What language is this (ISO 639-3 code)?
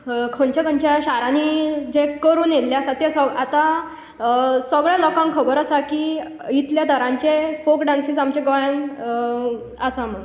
kok